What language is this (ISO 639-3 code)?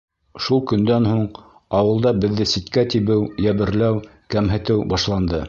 bak